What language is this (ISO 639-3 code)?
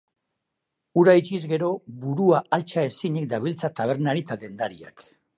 eus